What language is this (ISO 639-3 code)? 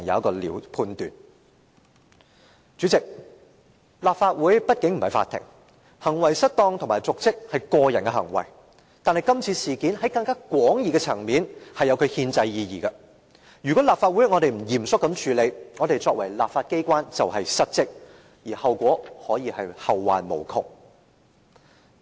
yue